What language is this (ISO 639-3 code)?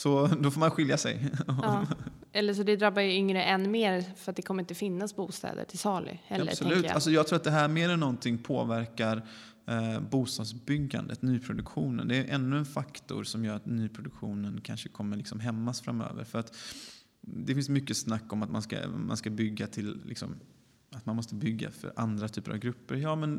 swe